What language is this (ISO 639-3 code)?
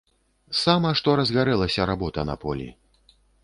bel